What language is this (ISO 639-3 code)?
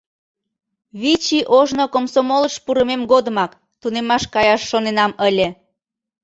chm